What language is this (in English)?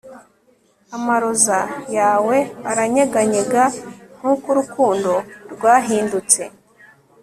Kinyarwanda